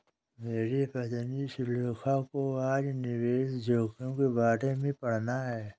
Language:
Hindi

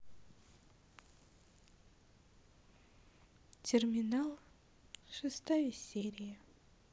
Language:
Russian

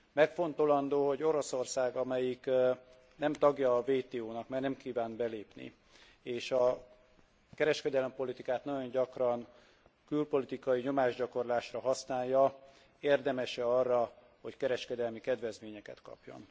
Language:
Hungarian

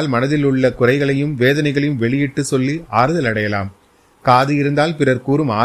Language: Tamil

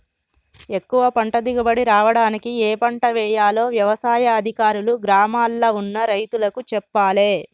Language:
Telugu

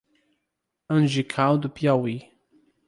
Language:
Portuguese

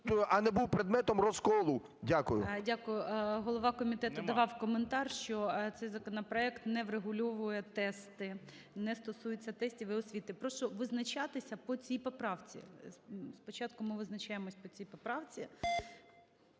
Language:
Ukrainian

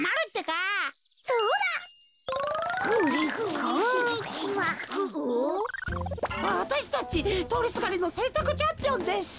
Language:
Japanese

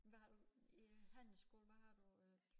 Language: Danish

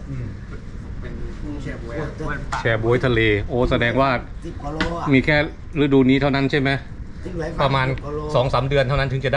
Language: Thai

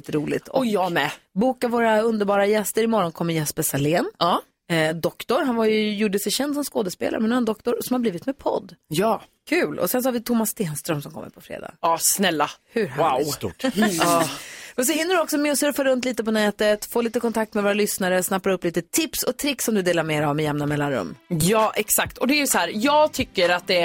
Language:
Swedish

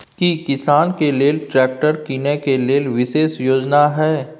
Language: Maithili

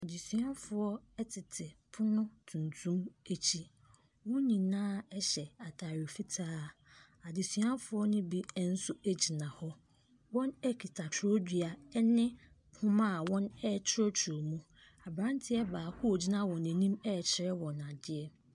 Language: Akan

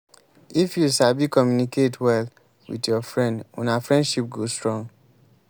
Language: Nigerian Pidgin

